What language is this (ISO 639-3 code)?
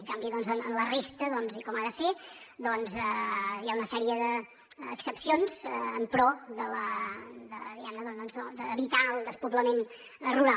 cat